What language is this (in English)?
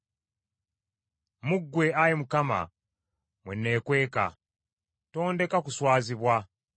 Ganda